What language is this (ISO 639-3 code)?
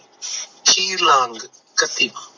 pan